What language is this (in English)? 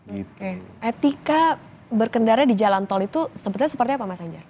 Indonesian